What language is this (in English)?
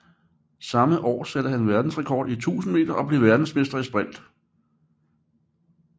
Danish